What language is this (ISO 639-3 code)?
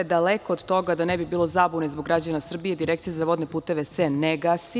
srp